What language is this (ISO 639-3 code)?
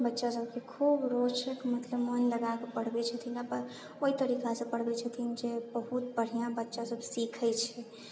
mai